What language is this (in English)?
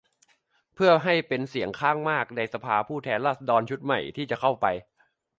Thai